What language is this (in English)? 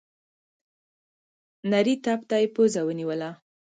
Pashto